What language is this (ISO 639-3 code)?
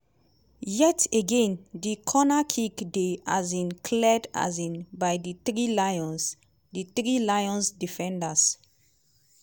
pcm